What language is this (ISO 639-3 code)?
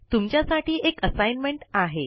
mar